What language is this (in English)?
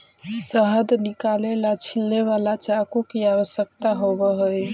Magahi